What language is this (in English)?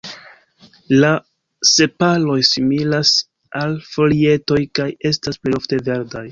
Esperanto